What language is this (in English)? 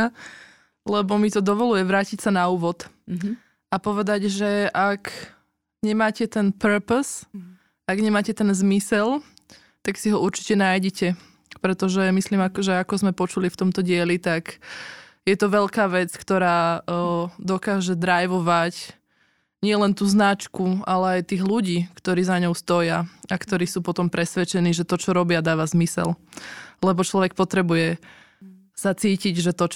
Slovak